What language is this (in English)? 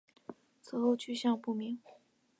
Chinese